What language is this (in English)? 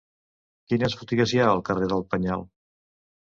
Catalan